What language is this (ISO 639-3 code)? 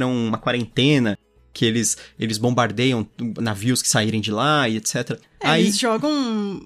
por